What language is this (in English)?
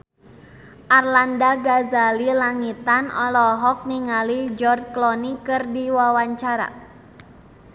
Sundanese